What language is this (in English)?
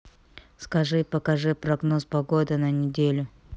Russian